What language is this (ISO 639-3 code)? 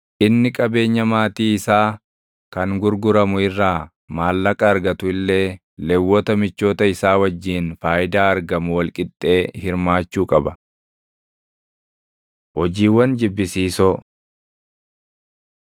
orm